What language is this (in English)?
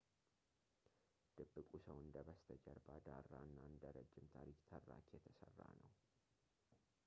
Amharic